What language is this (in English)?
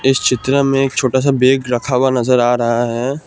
Hindi